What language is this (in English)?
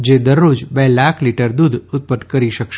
Gujarati